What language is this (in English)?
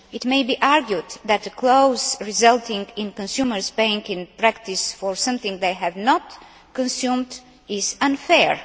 English